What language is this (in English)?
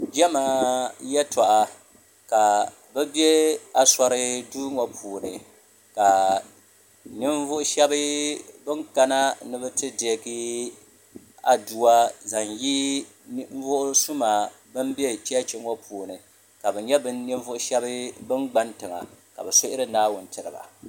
Dagbani